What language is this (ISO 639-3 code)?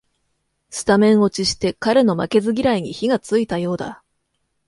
jpn